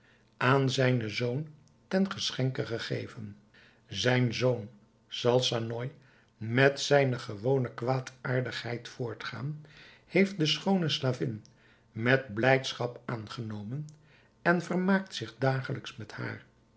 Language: Dutch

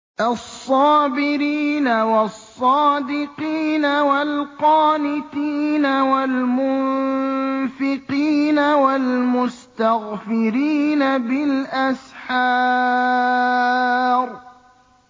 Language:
Arabic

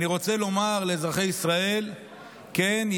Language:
Hebrew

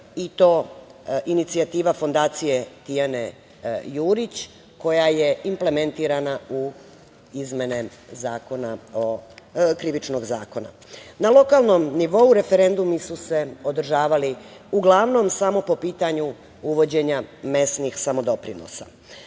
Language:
Serbian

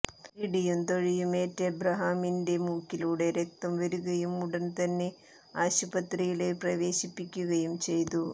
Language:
Malayalam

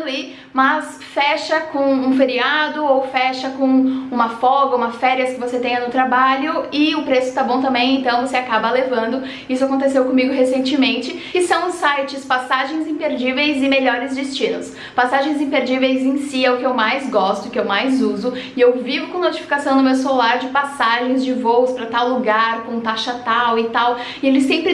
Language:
Portuguese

